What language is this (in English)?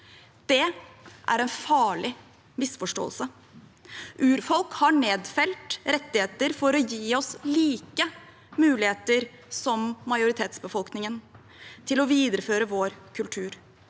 Norwegian